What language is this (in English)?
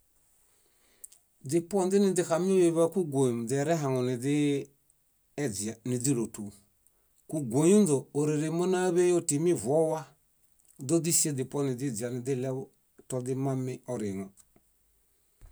Bayot